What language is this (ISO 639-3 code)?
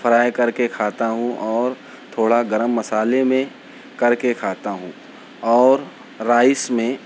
urd